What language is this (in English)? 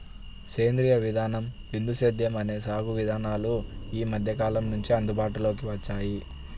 Telugu